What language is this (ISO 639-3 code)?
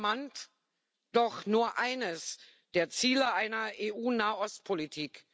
deu